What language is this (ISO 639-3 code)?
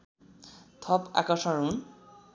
nep